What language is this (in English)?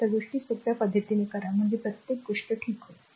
Marathi